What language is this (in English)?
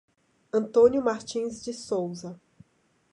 Portuguese